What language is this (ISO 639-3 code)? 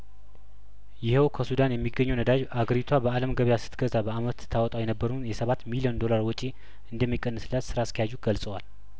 amh